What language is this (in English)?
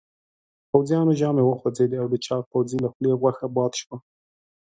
Pashto